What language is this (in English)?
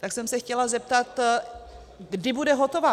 Czech